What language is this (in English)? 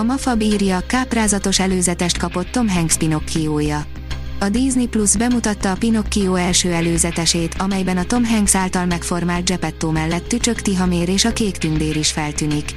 Hungarian